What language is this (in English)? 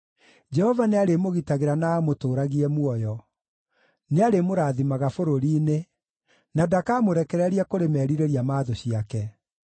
Kikuyu